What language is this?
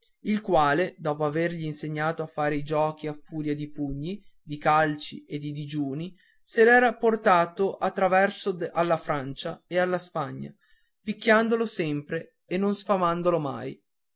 Italian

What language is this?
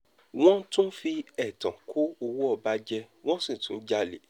Yoruba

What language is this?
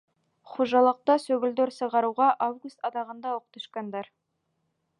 Bashkir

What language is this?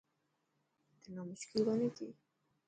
Dhatki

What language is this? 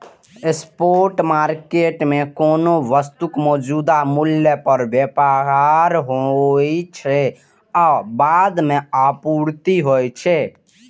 Maithili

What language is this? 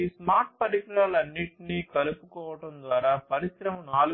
Telugu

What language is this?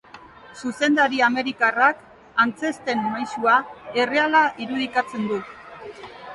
Basque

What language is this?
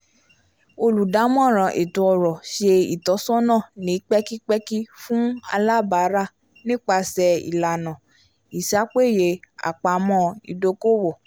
Yoruba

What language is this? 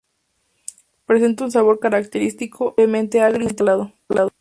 Spanish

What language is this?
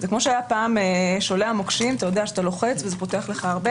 Hebrew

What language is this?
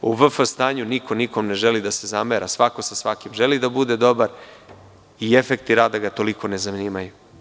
Serbian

